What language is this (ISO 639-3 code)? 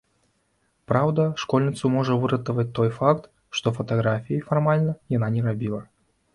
bel